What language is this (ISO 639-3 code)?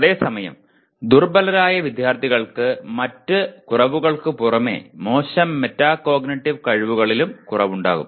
mal